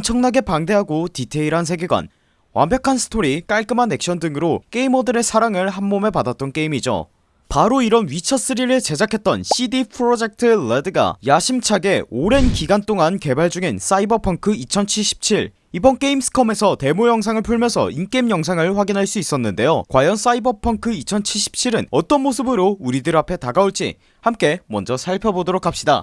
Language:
Korean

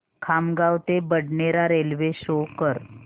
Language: Marathi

